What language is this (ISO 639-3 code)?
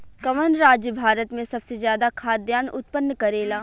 bho